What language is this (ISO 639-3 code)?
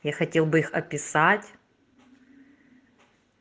rus